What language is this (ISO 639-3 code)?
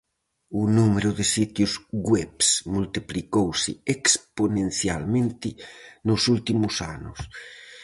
glg